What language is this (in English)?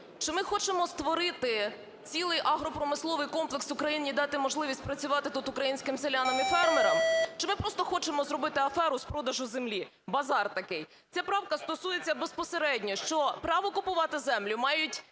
Ukrainian